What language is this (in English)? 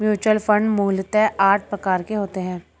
Hindi